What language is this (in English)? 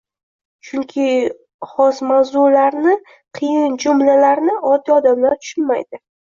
Uzbek